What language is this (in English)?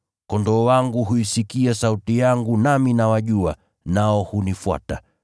Swahili